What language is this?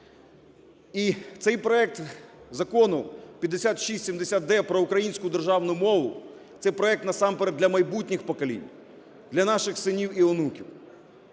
Ukrainian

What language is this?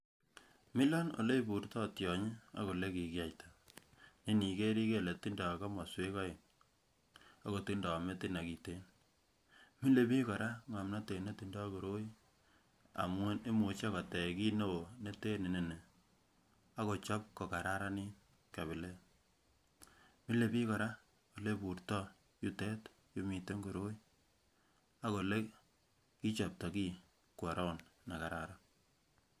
Kalenjin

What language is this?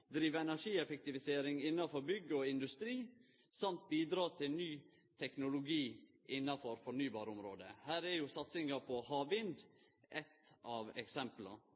Norwegian Nynorsk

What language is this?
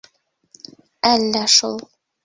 Bashkir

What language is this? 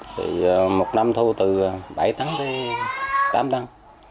Vietnamese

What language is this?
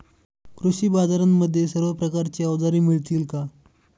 Marathi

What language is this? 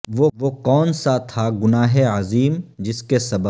Urdu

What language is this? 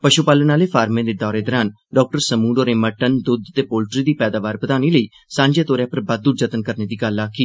Dogri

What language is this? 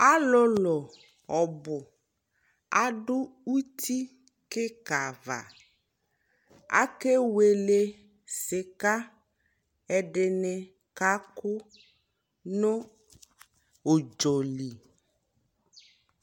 Ikposo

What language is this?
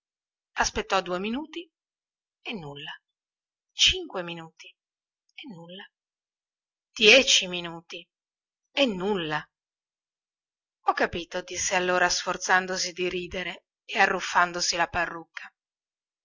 Italian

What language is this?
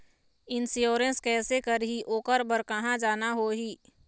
Chhattisgarhi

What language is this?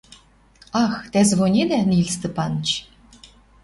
Western Mari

